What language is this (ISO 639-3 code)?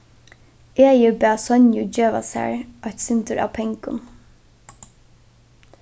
fao